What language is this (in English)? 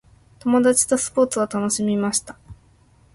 Japanese